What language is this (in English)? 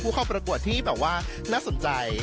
Thai